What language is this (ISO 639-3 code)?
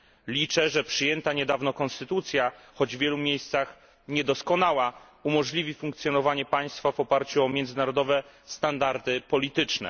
pol